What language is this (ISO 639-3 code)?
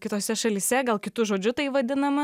lit